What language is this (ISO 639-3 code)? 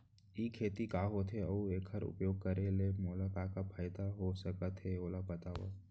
hne